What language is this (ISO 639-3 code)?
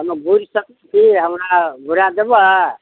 mai